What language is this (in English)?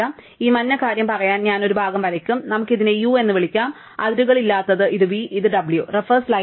Malayalam